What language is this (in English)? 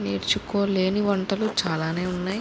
Telugu